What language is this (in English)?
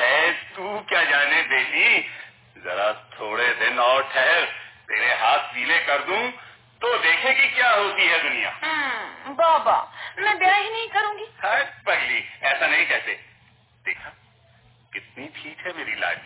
Hindi